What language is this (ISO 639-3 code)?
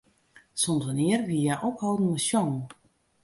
fry